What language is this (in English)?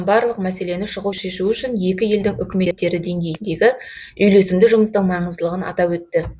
Kazakh